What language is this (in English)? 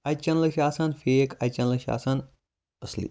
Kashmiri